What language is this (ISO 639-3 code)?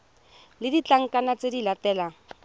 tsn